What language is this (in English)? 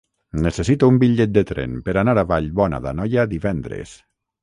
Catalan